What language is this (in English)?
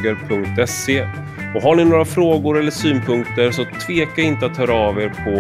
Swedish